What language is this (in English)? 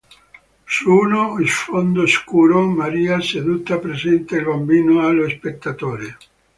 Italian